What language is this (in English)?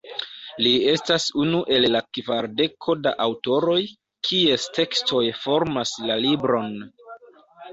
Esperanto